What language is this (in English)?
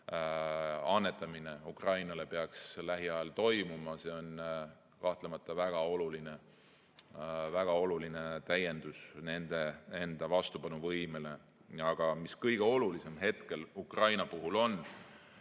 Estonian